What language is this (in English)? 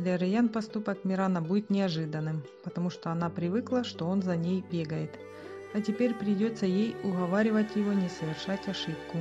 Russian